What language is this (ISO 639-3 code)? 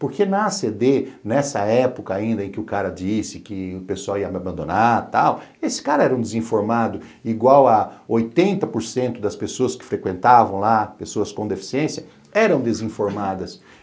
por